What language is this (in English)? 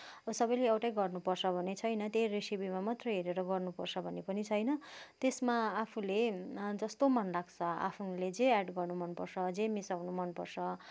Nepali